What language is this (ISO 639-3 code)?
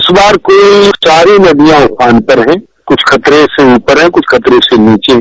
hin